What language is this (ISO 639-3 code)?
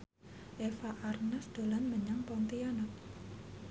jav